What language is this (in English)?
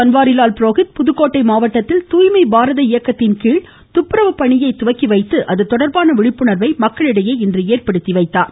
Tamil